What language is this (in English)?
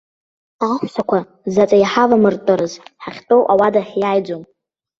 Abkhazian